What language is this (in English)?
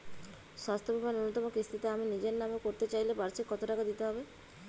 Bangla